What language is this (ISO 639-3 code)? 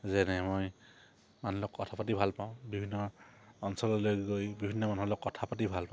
asm